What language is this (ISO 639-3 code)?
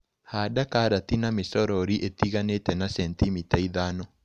kik